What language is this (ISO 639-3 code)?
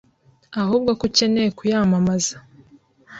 kin